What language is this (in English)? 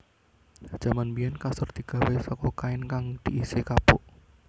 Javanese